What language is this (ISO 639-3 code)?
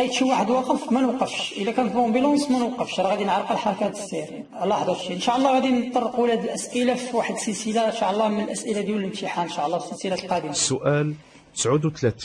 ara